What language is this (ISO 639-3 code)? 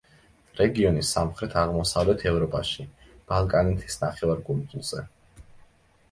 kat